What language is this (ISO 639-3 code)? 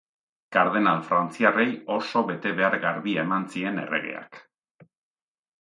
eus